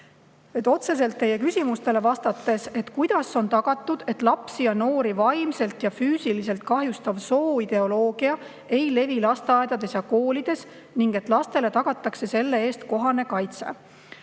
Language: Estonian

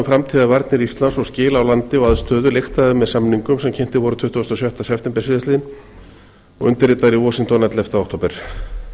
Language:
Icelandic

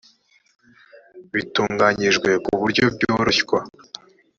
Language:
Kinyarwanda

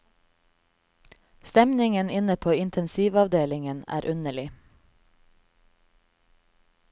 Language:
Norwegian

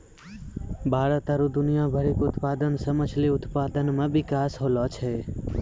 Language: Maithili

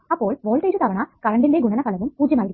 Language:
Malayalam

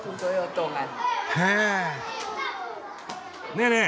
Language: Japanese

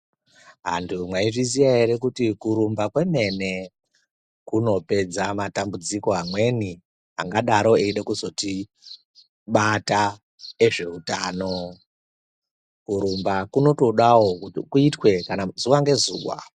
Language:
Ndau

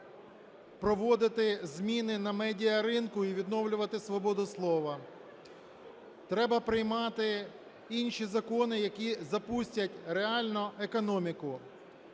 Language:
Ukrainian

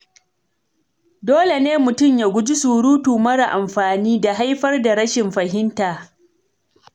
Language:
Hausa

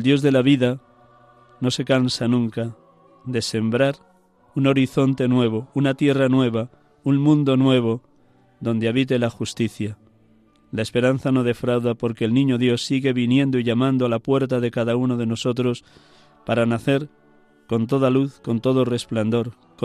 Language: Spanish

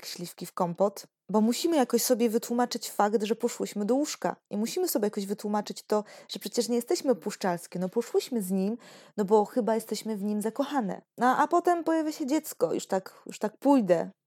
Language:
Polish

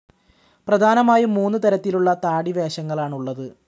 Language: Malayalam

